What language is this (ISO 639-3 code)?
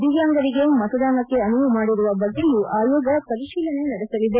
kan